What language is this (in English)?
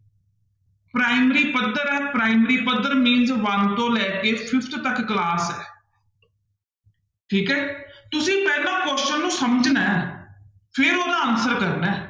Punjabi